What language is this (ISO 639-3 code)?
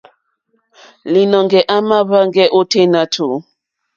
bri